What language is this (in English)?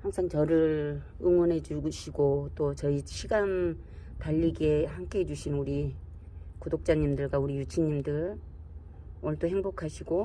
Korean